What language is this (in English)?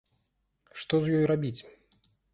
Belarusian